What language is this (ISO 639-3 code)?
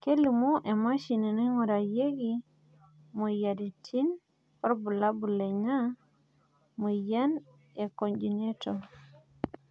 mas